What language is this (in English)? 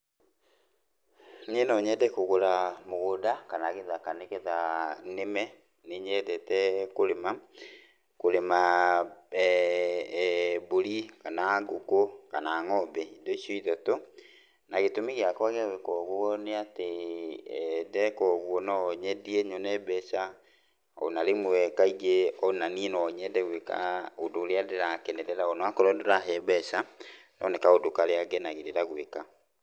Kikuyu